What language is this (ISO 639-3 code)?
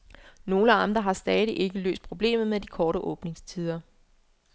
dan